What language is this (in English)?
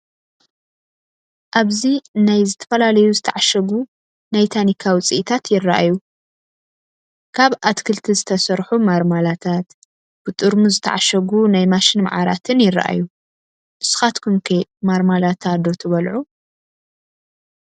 Tigrinya